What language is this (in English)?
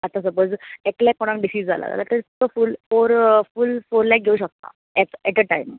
Konkani